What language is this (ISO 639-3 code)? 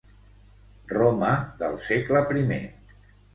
cat